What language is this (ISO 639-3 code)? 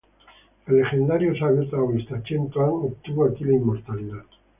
spa